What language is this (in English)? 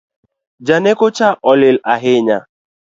Luo (Kenya and Tanzania)